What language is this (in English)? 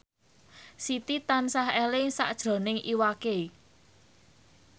Javanese